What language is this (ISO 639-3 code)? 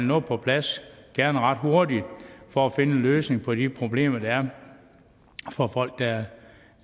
dan